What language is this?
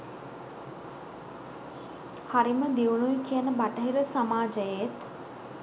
Sinhala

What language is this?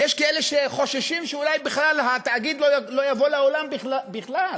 Hebrew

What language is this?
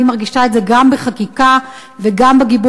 Hebrew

